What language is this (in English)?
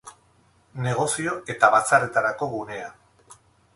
Basque